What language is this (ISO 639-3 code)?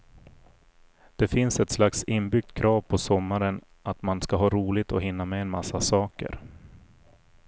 swe